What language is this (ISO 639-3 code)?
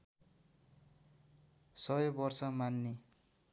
nep